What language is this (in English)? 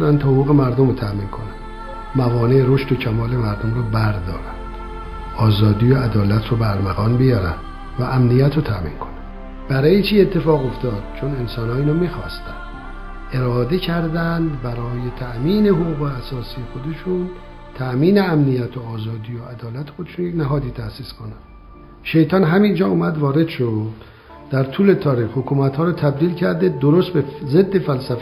Persian